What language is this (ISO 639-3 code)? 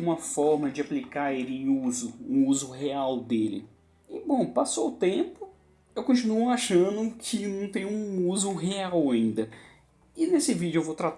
por